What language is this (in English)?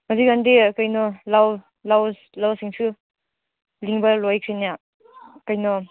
Manipuri